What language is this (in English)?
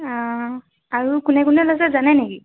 Assamese